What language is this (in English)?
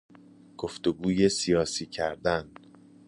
Persian